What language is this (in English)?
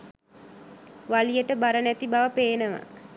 Sinhala